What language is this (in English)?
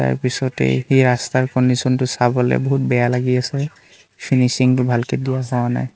Assamese